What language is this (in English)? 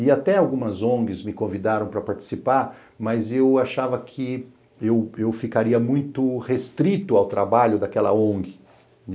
Portuguese